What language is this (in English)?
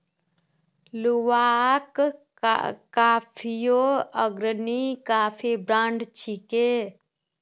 Magahi